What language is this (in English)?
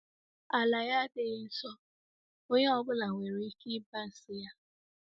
Igbo